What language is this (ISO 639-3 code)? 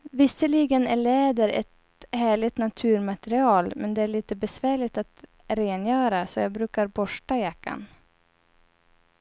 swe